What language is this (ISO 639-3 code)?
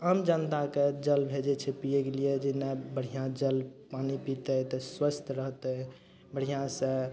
mai